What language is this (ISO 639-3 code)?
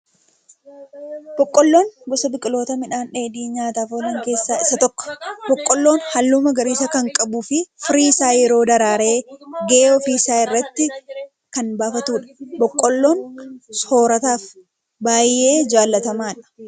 orm